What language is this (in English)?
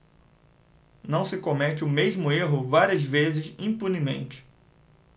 Portuguese